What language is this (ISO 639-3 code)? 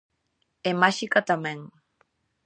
glg